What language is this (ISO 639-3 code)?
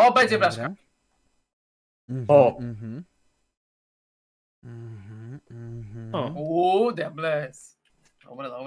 pol